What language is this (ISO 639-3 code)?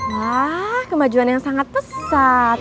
ind